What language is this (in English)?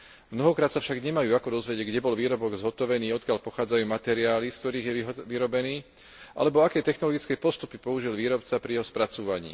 Slovak